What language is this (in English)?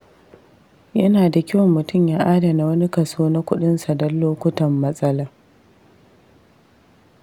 Hausa